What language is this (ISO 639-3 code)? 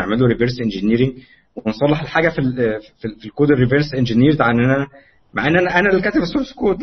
ara